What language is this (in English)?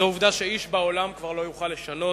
Hebrew